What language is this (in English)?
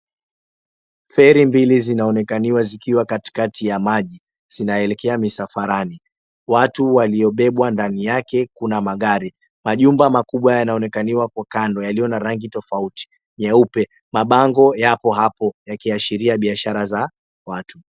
Swahili